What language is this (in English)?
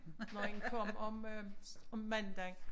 Danish